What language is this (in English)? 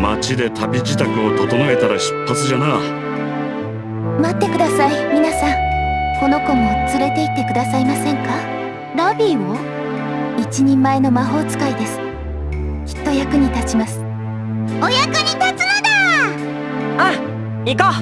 Japanese